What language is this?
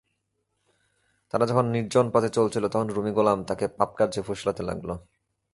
Bangla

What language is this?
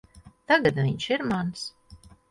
Latvian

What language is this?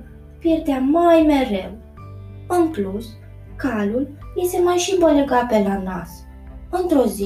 Romanian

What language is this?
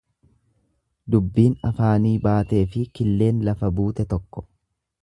Oromo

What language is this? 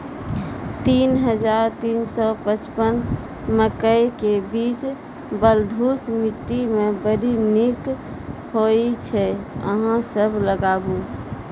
Maithili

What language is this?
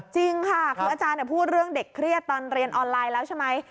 Thai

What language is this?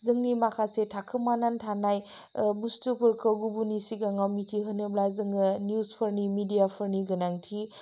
Bodo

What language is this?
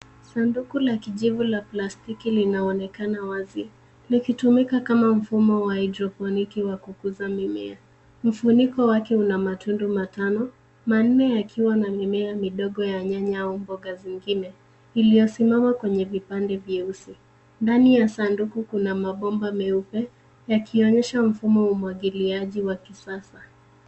Swahili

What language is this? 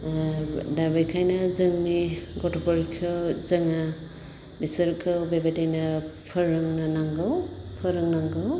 Bodo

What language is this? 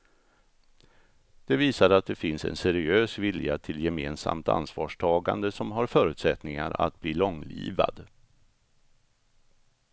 Swedish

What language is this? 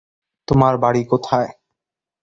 Bangla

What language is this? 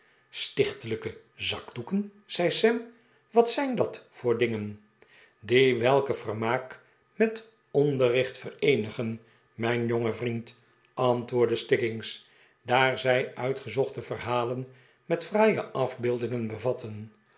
Dutch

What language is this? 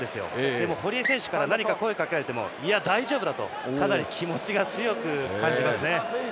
Japanese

